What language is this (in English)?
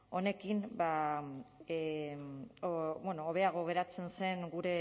Basque